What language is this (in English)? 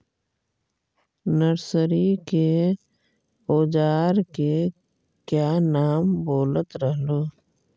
Magahi